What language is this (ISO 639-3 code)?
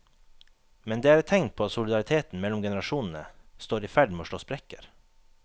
nor